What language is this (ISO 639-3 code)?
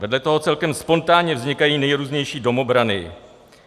ces